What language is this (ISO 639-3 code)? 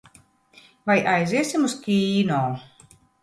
lav